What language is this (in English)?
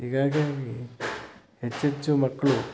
Kannada